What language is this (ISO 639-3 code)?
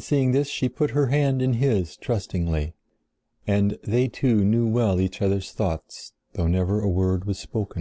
eng